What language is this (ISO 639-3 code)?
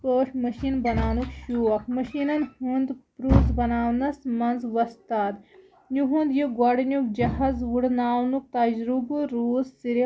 kas